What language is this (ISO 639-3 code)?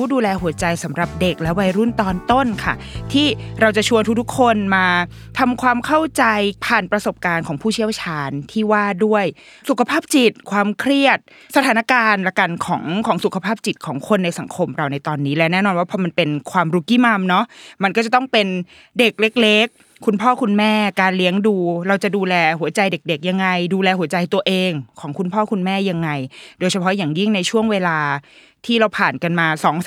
tha